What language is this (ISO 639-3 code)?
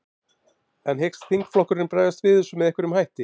isl